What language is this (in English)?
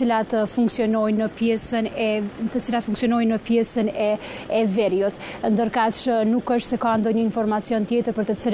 Romanian